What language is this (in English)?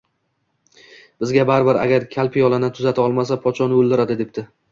Uzbek